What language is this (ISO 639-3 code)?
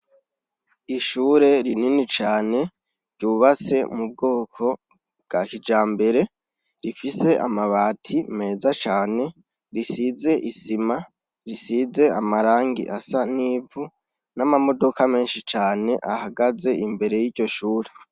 run